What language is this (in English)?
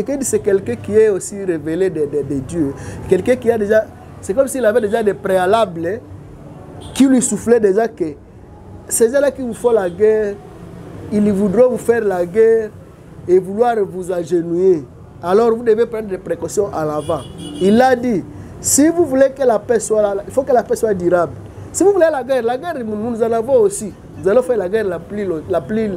French